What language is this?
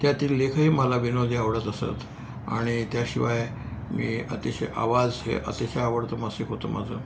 Marathi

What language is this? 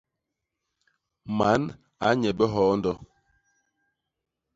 Basaa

